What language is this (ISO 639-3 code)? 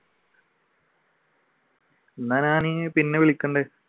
mal